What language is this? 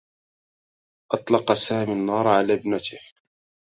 Arabic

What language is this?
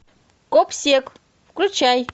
Russian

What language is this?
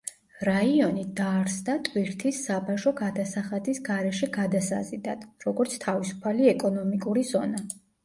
Georgian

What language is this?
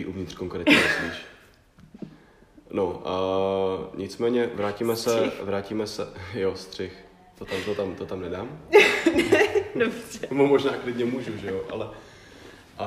Czech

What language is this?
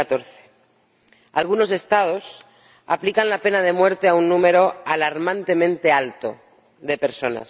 Spanish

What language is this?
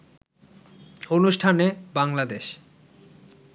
Bangla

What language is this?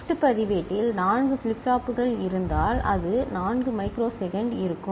Tamil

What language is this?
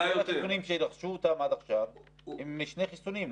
Hebrew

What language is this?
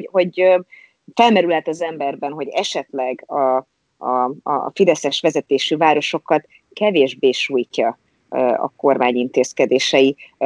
Hungarian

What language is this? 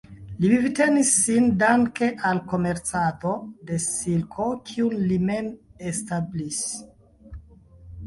Esperanto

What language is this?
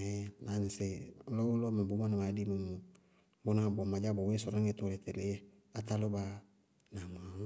Bago-Kusuntu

